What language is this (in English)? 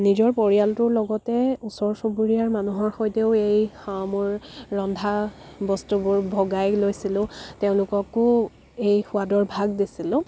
Assamese